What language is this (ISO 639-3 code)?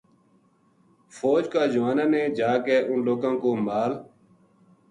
gju